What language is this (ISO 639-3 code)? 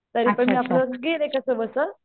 mar